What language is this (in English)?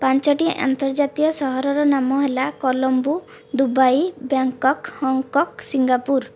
Odia